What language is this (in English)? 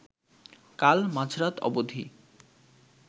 Bangla